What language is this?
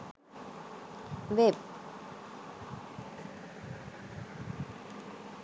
Sinhala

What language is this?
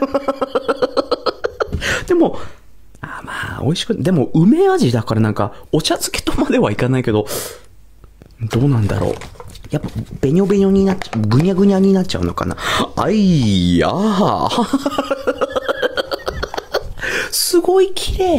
Japanese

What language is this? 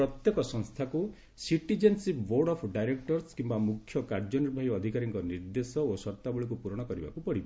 Odia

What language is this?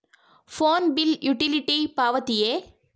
Kannada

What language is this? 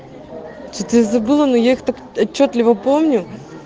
Russian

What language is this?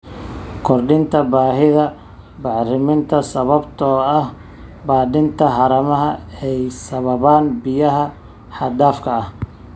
Somali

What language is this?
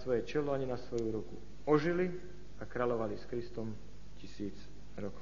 Slovak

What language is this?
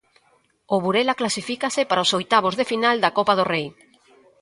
Galician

